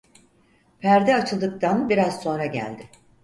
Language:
Turkish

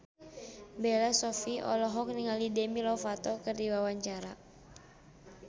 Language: Sundanese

